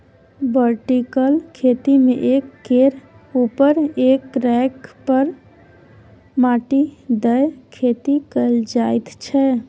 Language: Maithili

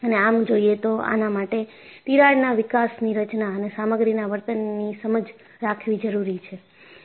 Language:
Gujarati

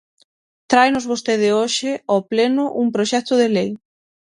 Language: Galician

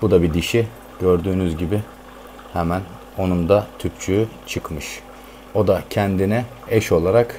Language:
Turkish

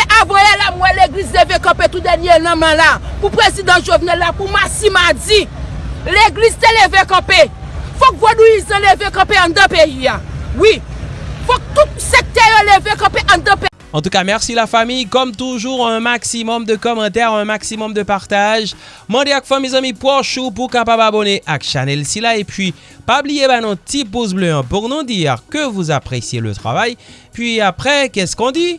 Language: French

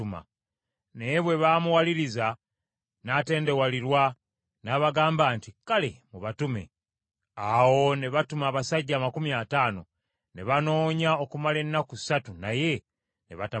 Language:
Ganda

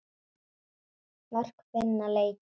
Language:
Icelandic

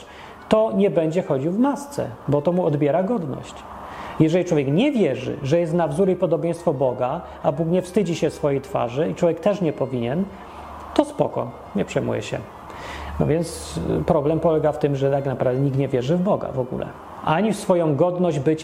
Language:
Polish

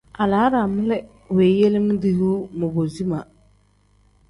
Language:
Tem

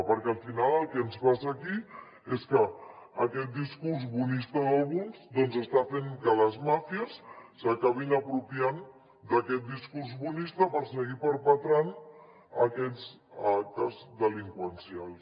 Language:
Catalan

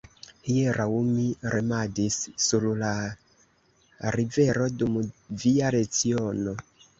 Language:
Esperanto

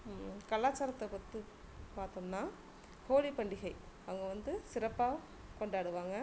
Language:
Tamil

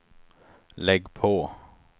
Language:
Swedish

